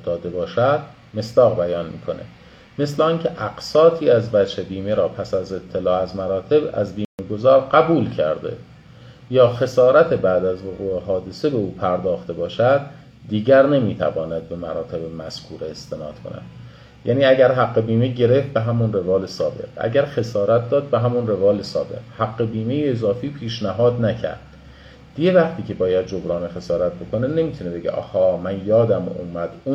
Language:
Persian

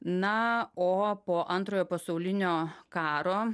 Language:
Lithuanian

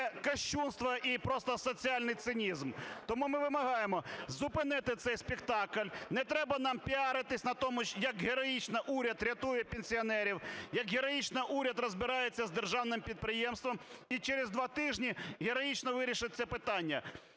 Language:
Ukrainian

